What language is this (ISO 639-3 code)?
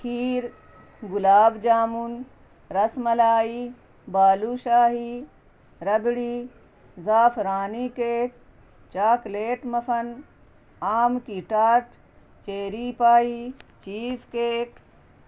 urd